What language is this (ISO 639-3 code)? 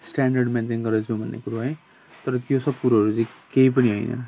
nep